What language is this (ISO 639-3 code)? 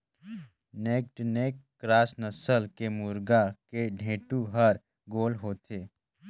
hne